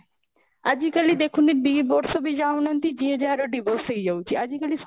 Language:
Odia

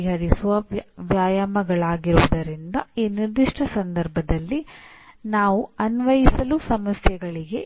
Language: Kannada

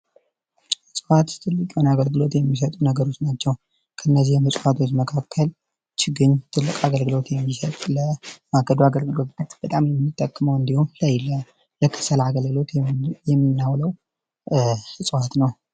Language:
Amharic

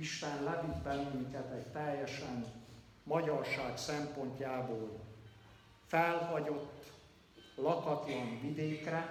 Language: Hungarian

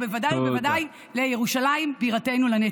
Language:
Hebrew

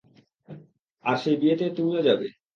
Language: Bangla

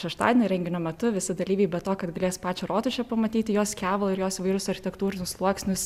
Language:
Lithuanian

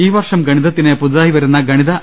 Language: Malayalam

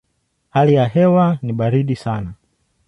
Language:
Swahili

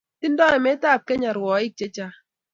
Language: Kalenjin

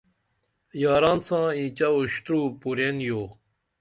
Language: Dameli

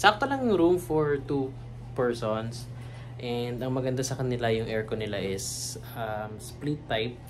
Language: Filipino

